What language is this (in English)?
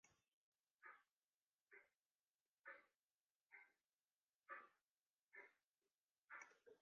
Western Frisian